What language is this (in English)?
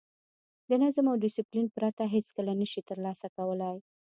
Pashto